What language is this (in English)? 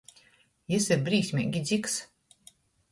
Latgalian